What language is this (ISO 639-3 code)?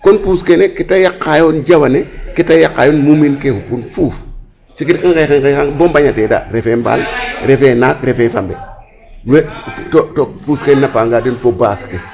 srr